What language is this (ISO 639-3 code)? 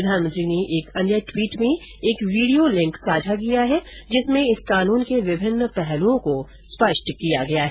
hin